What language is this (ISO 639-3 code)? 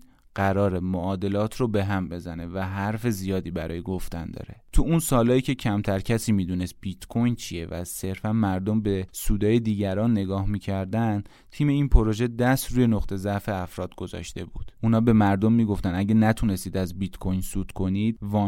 fas